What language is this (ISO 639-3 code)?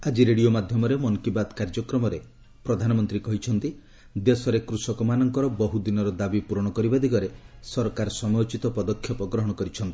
ori